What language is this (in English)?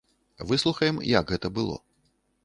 Belarusian